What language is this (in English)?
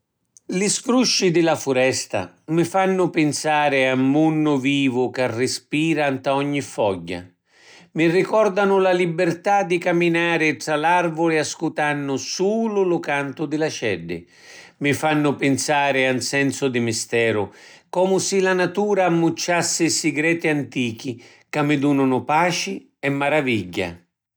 Sicilian